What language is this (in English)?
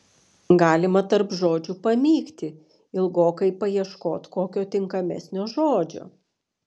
Lithuanian